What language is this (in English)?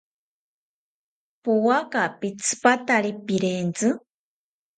South Ucayali Ashéninka